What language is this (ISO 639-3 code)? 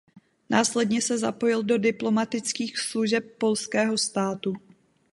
ces